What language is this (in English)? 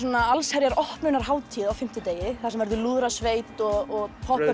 Icelandic